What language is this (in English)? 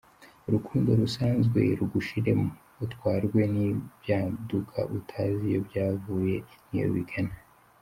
Kinyarwanda